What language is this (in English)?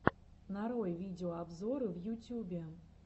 Russian